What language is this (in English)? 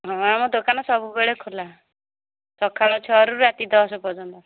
Odia